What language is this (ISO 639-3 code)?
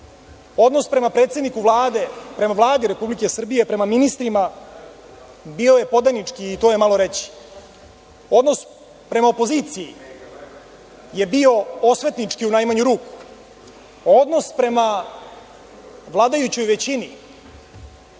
srp